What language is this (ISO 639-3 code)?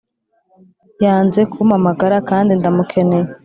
kin